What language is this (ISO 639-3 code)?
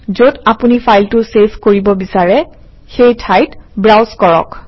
asm